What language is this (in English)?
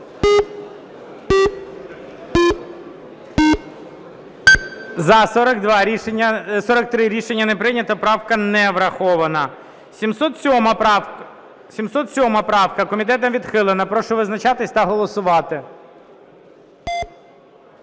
Ukrainian